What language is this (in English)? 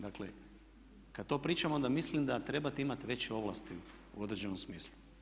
Croatian